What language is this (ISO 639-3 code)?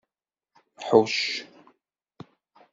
kab